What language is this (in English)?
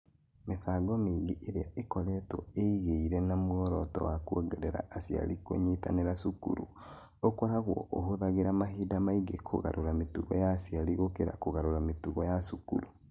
Kikuyu